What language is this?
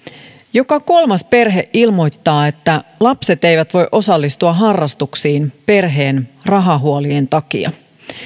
Finnish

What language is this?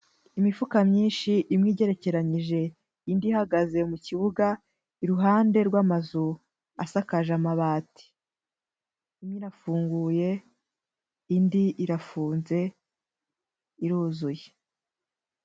Kinyarwanda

